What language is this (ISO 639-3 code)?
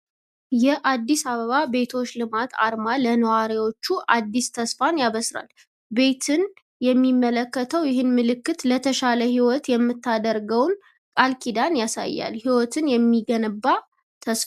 amh